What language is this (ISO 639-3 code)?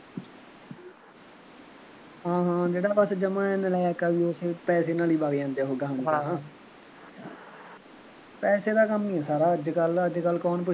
pan